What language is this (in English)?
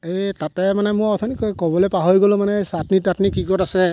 Assamese